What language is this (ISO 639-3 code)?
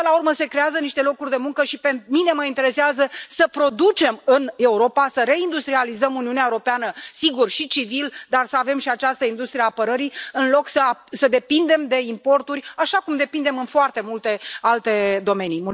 ron